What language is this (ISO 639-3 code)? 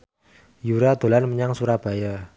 jav